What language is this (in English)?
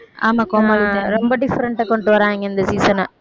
Tamil